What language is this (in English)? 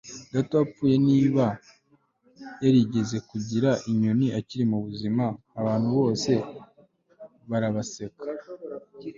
Kinyarwanda